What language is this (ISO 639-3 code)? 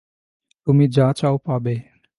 ben